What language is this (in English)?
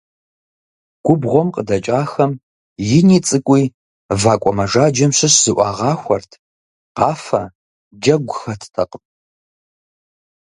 Kabardian